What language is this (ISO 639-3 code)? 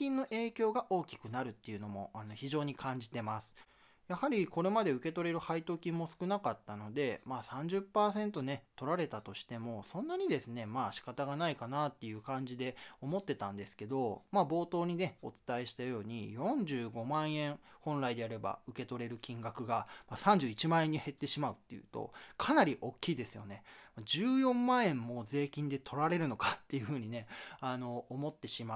jpn